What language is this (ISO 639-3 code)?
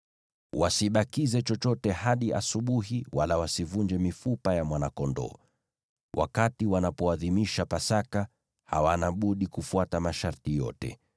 swa